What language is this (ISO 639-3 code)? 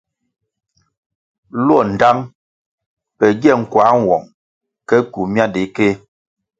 nmg